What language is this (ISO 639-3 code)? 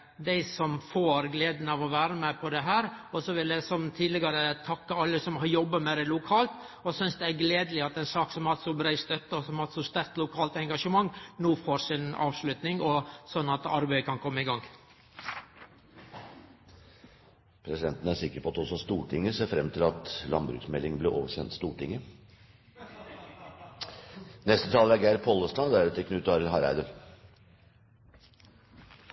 nor